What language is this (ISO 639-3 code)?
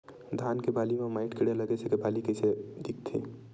hne